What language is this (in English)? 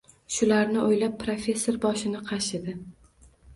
Uzbek